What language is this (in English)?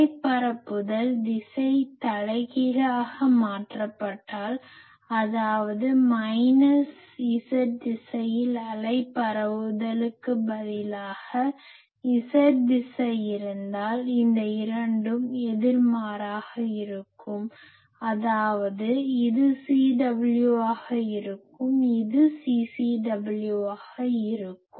Tamil